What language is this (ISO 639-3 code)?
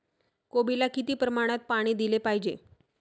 mar